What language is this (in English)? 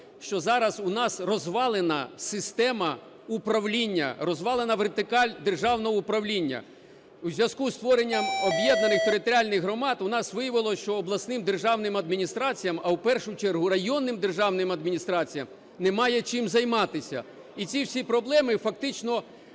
Ukrainian